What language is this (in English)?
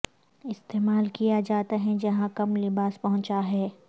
Urdu